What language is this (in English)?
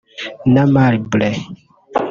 Kinyarwanda